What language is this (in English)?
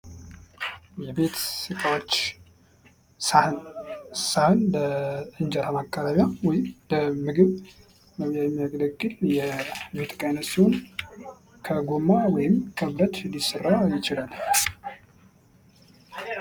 Amharic